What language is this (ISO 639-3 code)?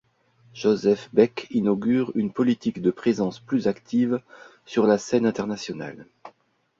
fra